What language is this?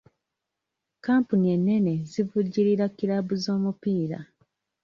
Ganda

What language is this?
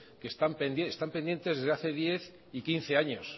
Spanish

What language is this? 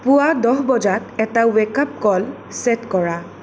Assamese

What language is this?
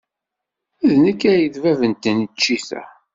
Kabyle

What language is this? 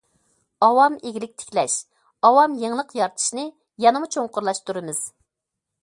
Uyghur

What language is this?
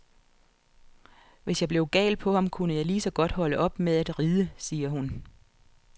Danish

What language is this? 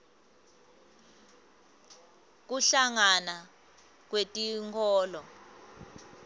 Swati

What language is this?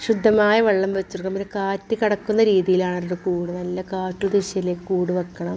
Malayalam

